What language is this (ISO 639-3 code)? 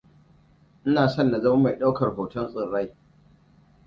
hau